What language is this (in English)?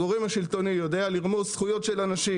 Hebrew